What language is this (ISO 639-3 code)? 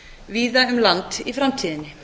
isl